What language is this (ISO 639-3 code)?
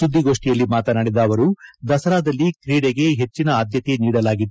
kan